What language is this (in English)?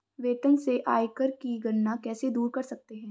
Hindi